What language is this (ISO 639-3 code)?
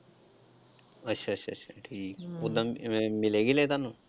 pan